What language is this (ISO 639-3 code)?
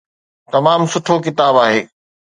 snd